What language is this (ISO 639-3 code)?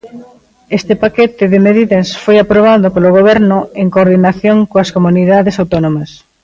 glg